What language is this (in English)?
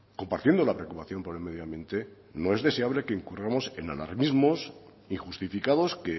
Spanish